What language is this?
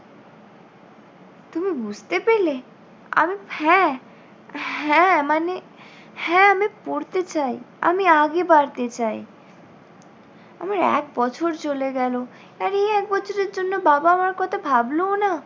Bangla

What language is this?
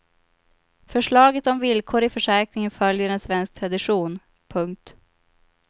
Swedish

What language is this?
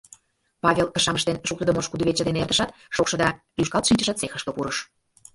Mari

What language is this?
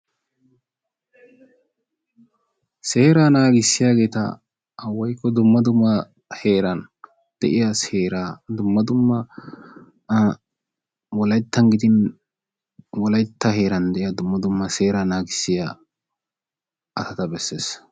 Wolaytta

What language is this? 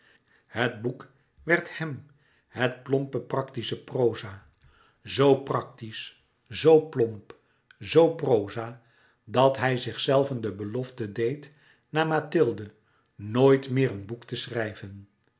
Dutch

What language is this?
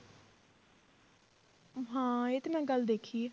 Punjabi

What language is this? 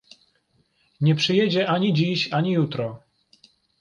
Polish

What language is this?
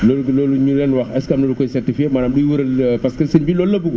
Wolof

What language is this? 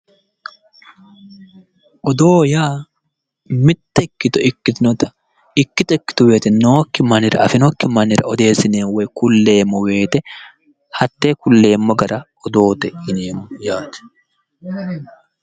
Sidamo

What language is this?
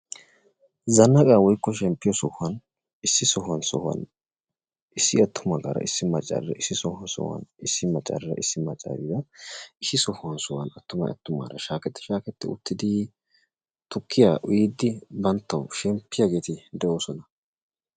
Wolaytta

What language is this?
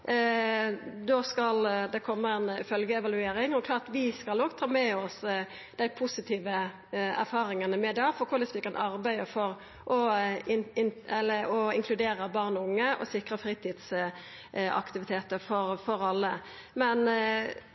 Norwegian Nynorsk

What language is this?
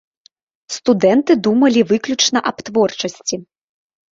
Belarusian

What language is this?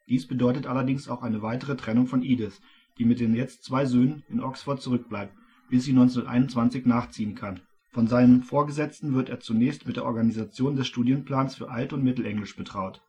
German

